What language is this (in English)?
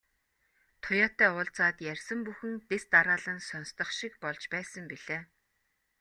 Mongolian